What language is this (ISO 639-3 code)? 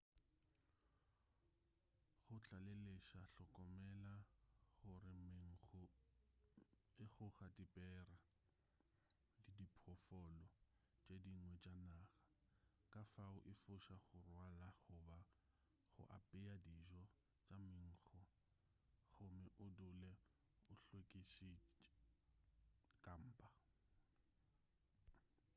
nso